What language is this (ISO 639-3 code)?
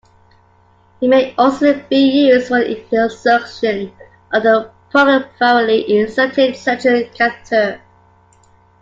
eng